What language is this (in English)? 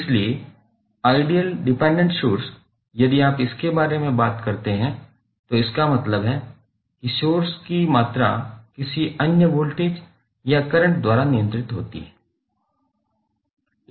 Hindi